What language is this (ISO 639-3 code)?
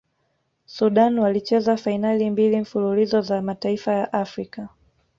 swa